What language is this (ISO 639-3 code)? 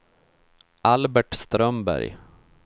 swe